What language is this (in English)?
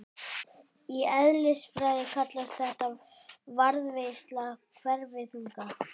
Icelandic